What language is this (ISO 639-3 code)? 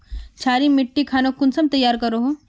mag